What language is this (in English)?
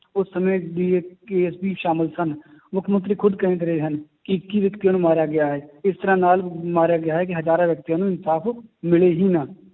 Punjabi